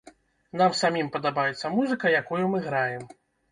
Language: Belarusian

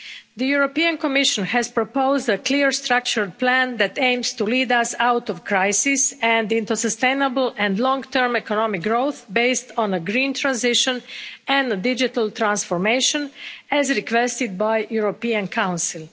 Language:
English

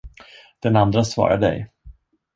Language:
Swedish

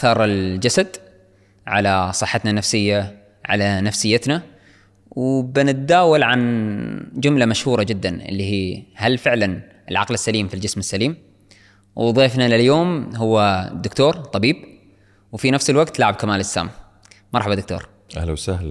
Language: Arabic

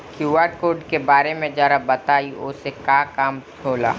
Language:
Bhojpuri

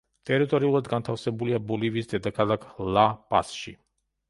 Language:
Georgian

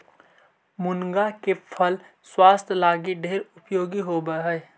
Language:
Magahi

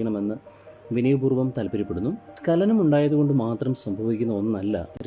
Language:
Malayalam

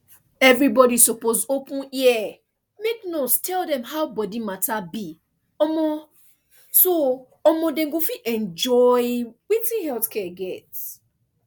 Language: Nigerian Pidgin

